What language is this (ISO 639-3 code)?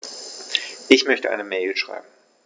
deu